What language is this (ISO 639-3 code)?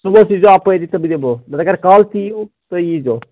kas